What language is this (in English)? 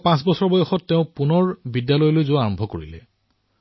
Assamese